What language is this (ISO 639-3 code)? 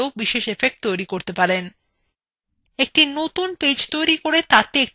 ben